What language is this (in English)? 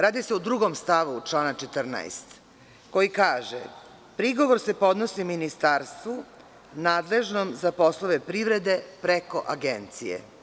Serbian